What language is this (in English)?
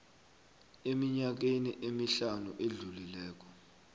South Ndebele